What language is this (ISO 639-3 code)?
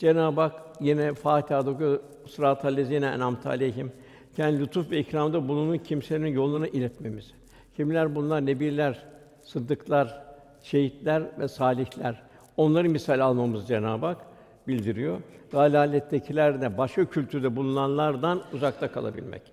tur